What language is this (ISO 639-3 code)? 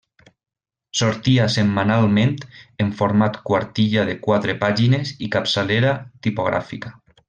cat